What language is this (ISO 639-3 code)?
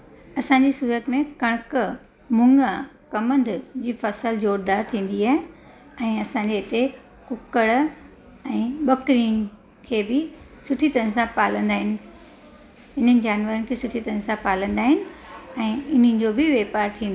snd